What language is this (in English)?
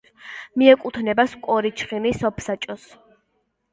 Georgian